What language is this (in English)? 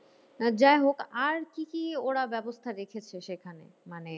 Bangla